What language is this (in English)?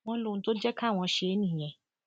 Yoruba